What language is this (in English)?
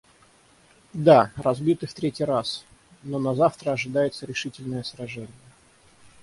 Russian